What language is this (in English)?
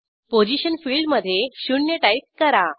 Marathi